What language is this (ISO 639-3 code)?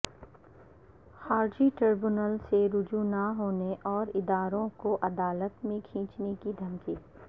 urd